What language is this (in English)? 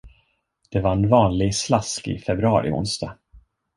Swedish